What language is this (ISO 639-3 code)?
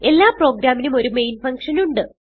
mal